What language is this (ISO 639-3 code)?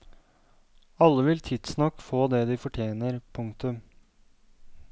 nor